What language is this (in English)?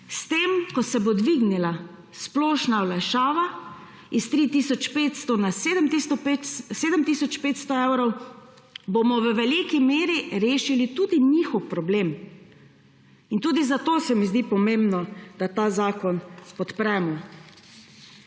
Slovenian